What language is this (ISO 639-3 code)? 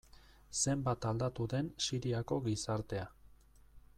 eus